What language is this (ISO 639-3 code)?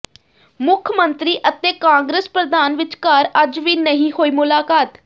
pan